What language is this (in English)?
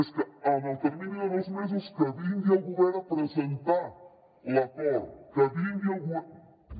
Catalan